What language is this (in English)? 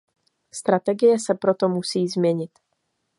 Czech